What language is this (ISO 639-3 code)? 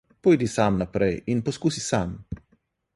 slv